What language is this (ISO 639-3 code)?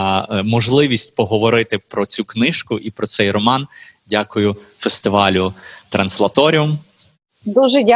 ukr